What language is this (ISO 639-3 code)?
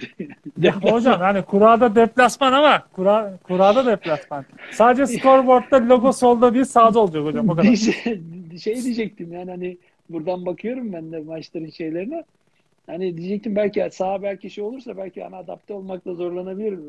tur